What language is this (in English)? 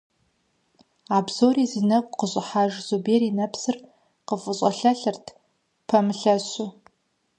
Kabardian